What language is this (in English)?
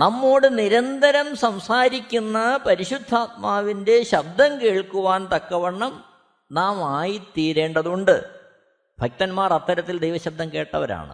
Malayalam